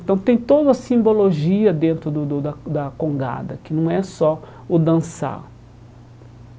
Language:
Portuguese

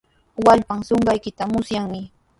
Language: Sihuas Ancash Quechua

